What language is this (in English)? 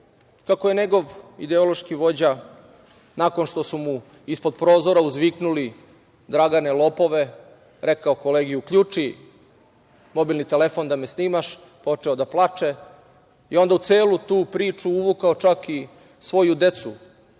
Serbian